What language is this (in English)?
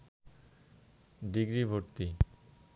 Bangla